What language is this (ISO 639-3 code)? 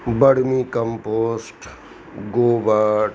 mai